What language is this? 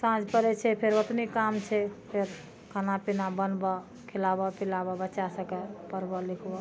Maithili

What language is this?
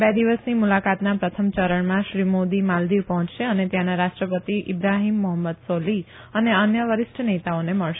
Gujarati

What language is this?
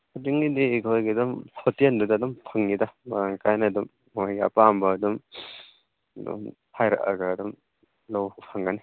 Manipuri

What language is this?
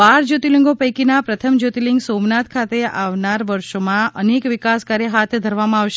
Gujarati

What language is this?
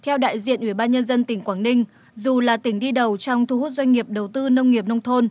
Vietnamese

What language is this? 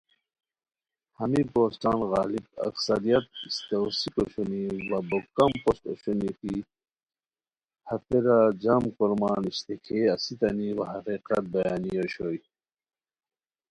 Khowar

